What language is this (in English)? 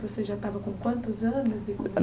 Portuguese